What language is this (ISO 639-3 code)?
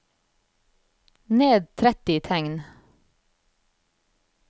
nor